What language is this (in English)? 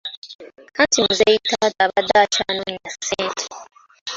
Ganda